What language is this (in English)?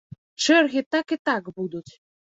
Belarusian